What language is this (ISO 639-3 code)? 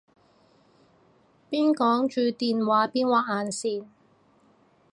yue